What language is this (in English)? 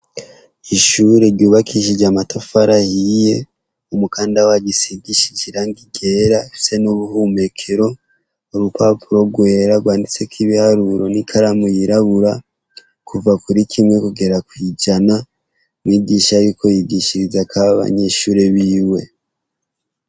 Rundi